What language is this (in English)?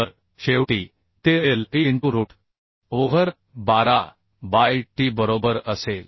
Marathi